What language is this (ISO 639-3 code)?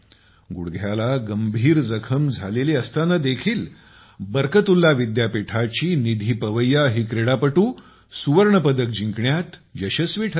mar